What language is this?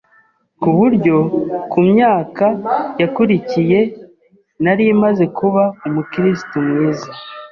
Kinyarwanda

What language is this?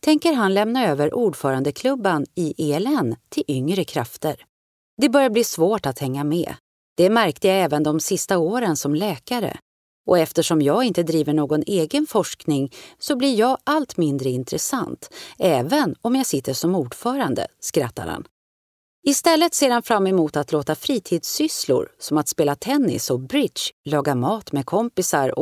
Swedish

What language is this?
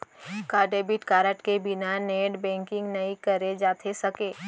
Chhattisgarhi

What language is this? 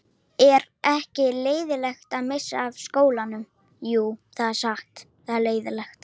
Icelandic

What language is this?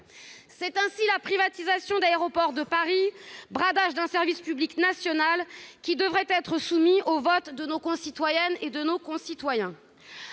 French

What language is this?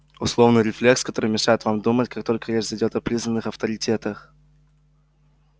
Russian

